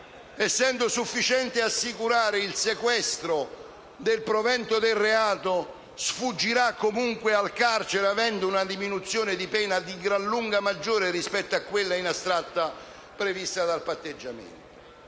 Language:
Italian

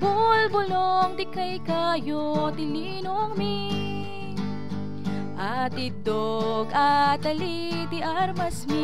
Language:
Thai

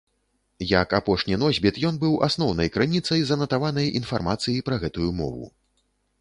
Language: Belarusian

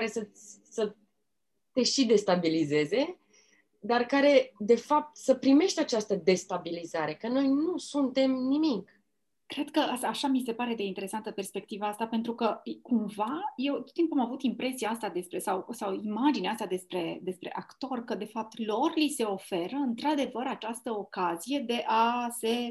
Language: Romanian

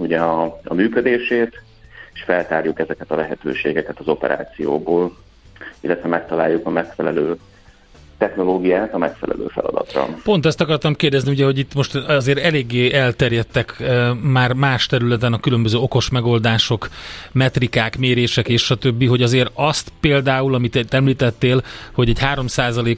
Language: Hungarian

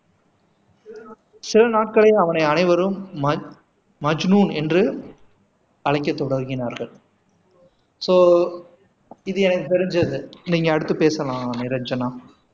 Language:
Tamil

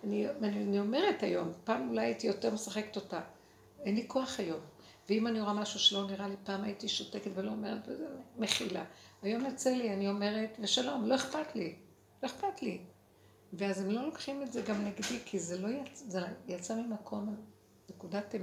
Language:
Hebrew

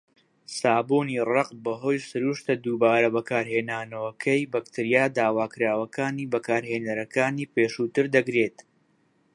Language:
Central Kurdish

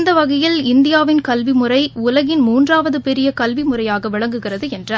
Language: Tamil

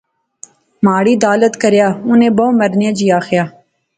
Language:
Pahari-Potwari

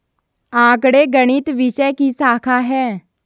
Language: Hindi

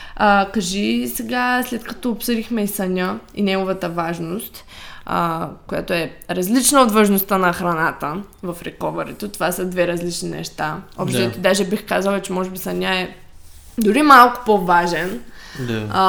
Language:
Bulgarian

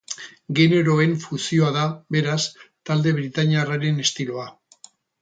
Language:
Basque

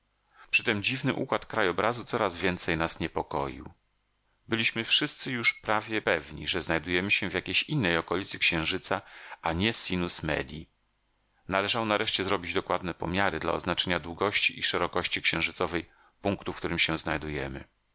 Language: Polish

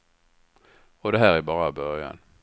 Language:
Swedish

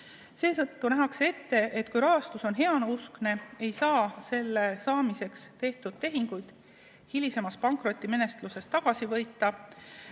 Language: Estonian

